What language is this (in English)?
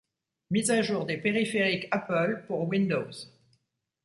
French